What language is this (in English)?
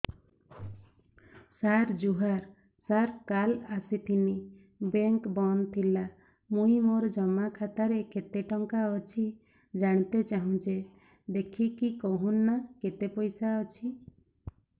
Odia